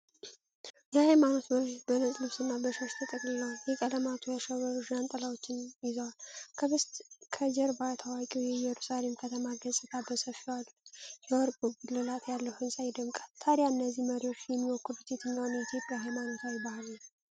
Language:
Amharic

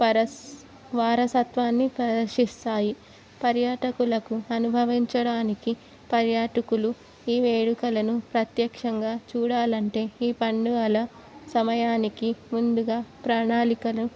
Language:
Telugu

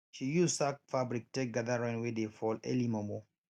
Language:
Nigerian Pidgin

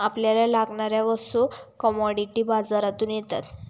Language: Marathi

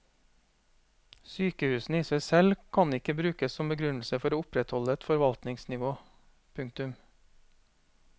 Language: Norwegian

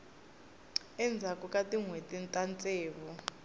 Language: Tsonga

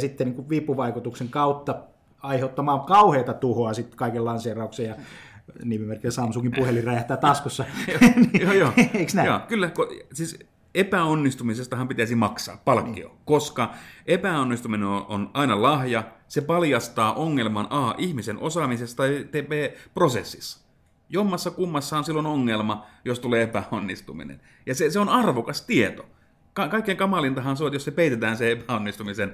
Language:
Finnish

